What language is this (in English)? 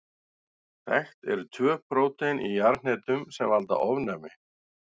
Icelandic